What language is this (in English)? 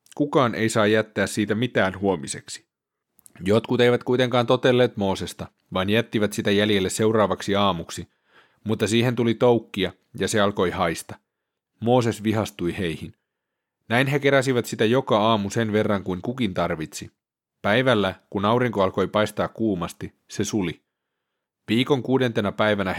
Finnish